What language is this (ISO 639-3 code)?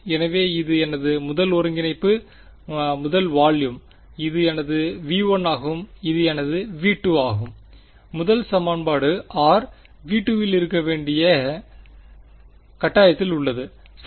tam